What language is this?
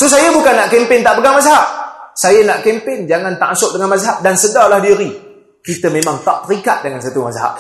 Malay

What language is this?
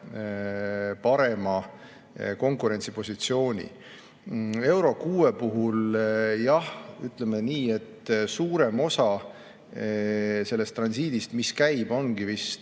Estonian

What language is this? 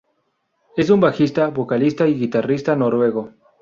Spanish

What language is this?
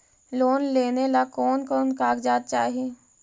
Magahi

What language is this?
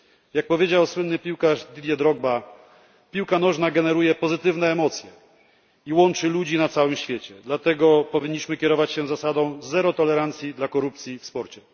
Polish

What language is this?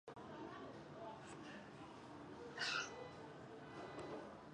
Chinese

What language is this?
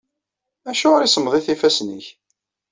Kabyle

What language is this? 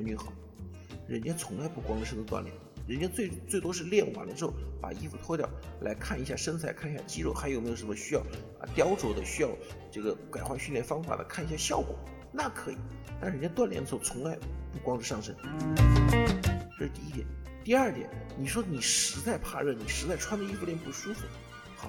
Chinese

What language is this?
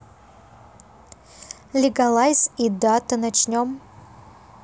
Russian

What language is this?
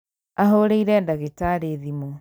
Kikuyu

